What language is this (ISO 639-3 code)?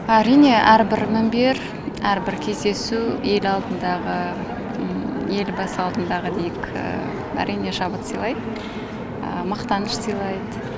kaz